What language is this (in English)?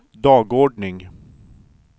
Swedish